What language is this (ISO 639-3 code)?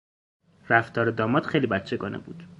fas